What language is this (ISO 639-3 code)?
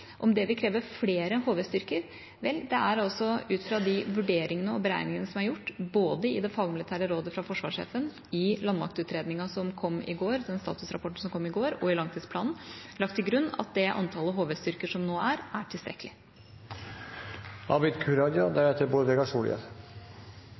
nob